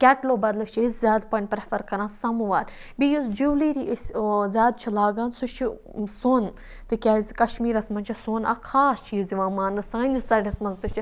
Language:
Kashmiri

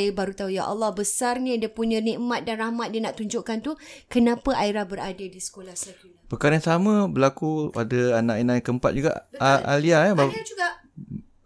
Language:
Malay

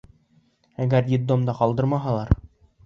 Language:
Bashkir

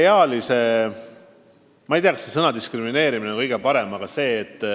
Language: Estonian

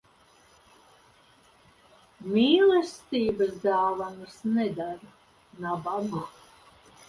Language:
Latvian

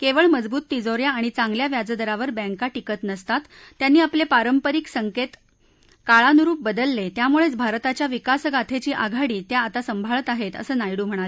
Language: Marathi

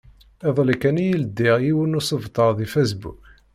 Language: Kabyle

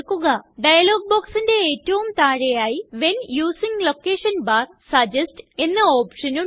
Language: Malayalam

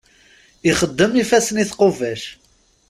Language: Kabyle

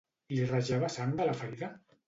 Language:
Catalan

